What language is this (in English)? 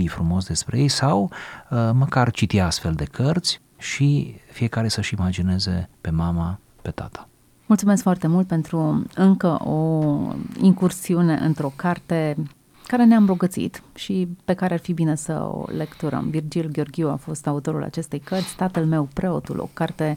Romanian